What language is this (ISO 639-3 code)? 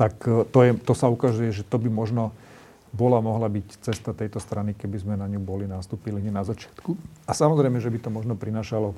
slk